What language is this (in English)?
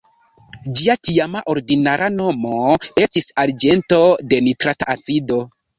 Esperanto